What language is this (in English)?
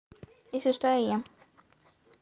Russian